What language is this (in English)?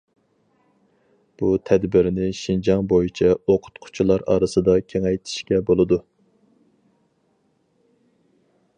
Uyghur